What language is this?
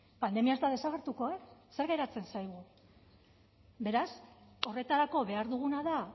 Basque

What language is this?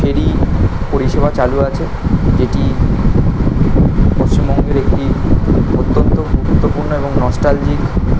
Bangla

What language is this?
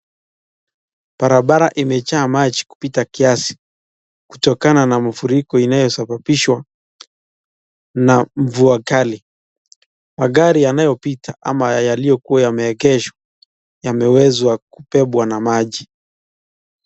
Swahili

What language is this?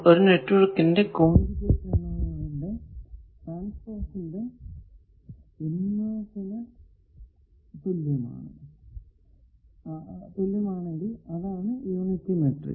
Malayalam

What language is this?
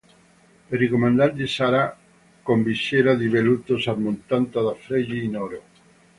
Italian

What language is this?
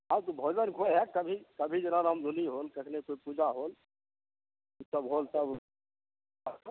Maithili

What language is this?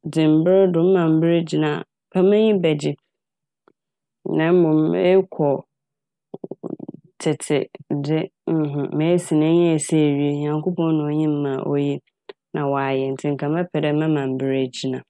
Akan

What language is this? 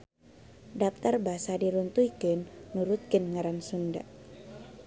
Sundanese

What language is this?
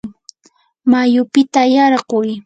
Yanahuanca Pasco Quechua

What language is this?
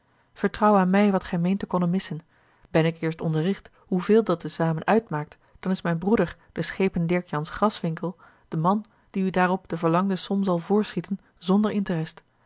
Dutch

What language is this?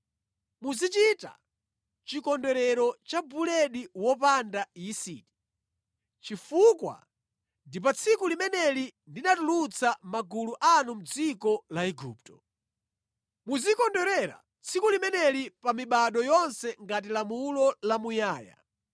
Nyanja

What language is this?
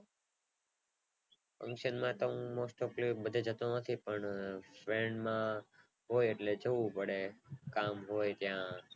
Gujarati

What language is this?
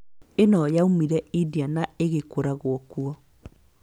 Kikuyu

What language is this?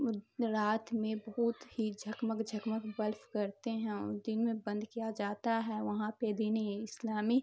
Urdu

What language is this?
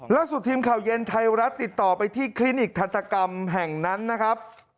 Thai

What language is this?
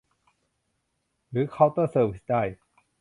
Thai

